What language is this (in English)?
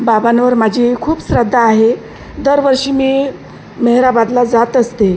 Marathi